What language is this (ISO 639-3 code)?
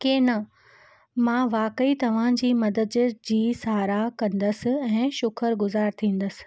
snd